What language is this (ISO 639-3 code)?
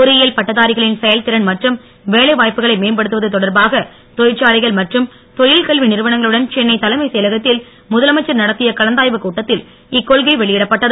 tam